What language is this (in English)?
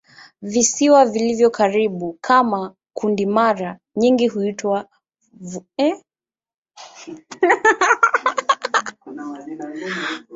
Swahili